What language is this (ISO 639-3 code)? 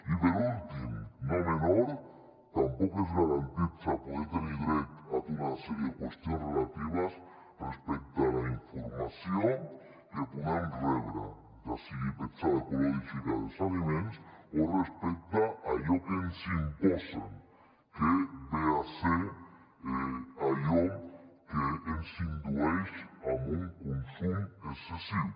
cat